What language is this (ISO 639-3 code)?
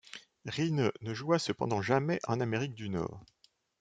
fra